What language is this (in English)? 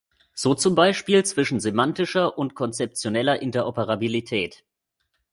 German